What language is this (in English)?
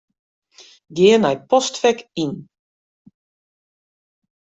Western Frisian